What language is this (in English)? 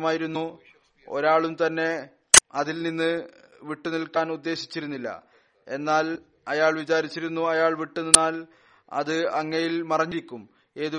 Malayalam